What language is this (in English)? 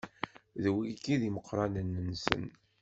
Kabyle